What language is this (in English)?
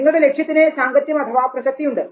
Malayalam